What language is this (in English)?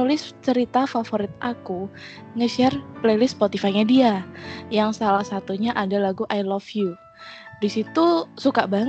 Indonesian